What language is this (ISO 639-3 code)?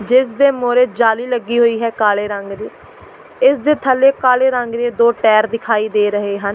pan